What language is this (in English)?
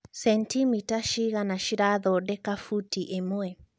Kikuyu